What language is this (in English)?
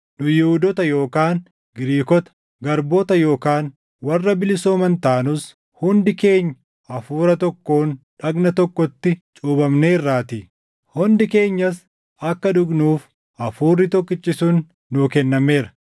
Oromo